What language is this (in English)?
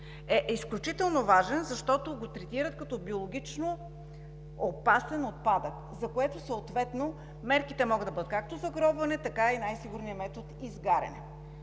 Bulgarian